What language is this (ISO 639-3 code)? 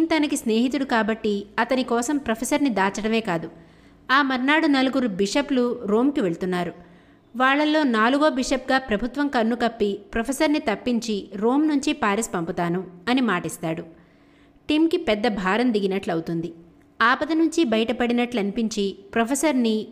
tel